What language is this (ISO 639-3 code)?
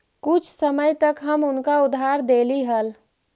mag